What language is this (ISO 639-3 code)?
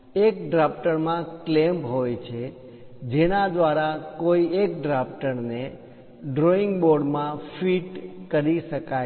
guj